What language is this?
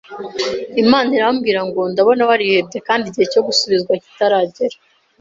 Kinyarwanda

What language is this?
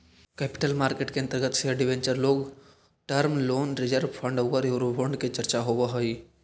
Magahi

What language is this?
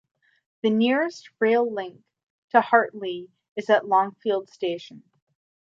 English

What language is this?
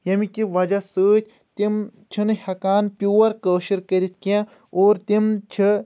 Kashmiri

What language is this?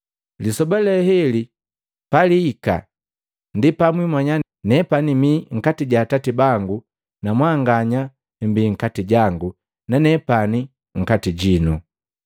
Matengo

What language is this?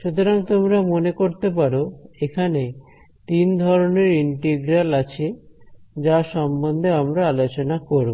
Bangla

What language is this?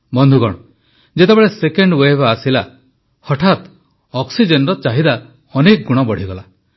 Odia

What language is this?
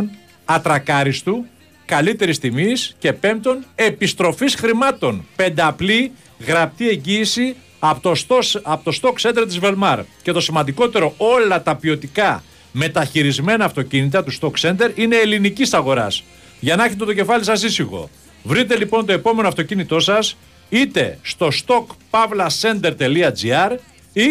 Greek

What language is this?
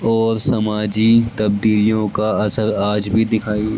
Urdu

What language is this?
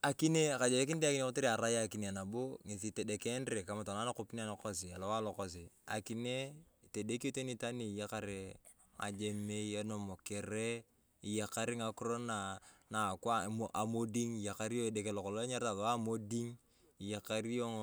Turkana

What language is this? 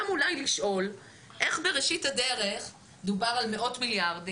Hebrew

